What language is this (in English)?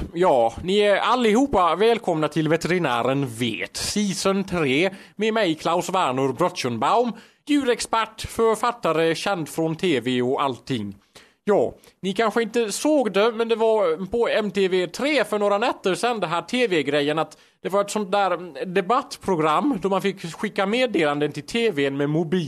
Swedish